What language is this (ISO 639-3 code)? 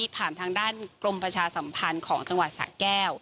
tha